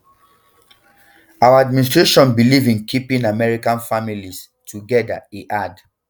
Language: Nigerian Pidgin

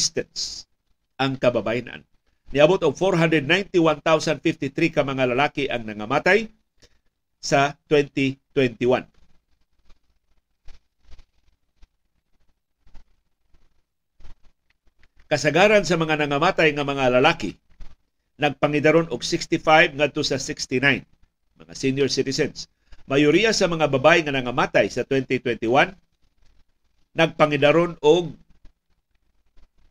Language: Filipino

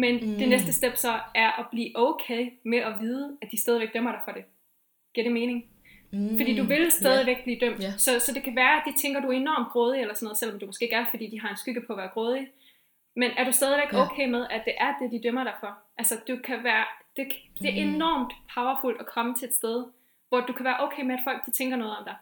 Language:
Danish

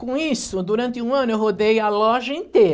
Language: Portuguese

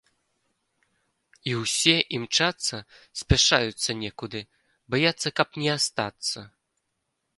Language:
Belarusian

